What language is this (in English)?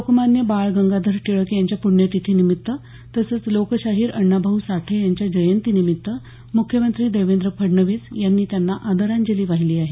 Marathi